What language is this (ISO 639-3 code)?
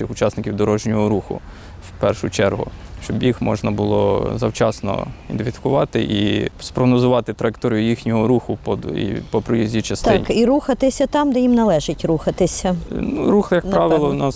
ukr